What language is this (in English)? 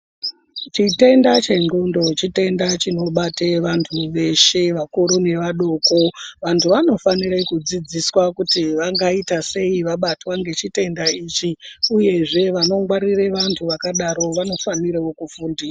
Ndau